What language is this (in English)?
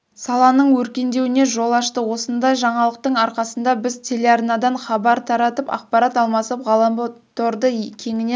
Kazakh